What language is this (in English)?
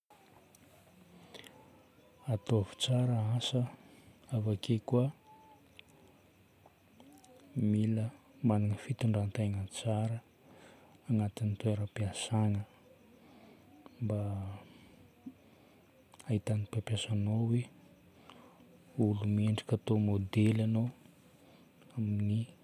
Northern Betsimisaraka Malagasy